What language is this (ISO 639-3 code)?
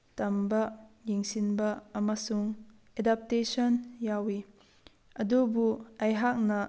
mni